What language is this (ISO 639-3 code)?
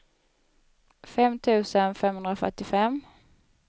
swe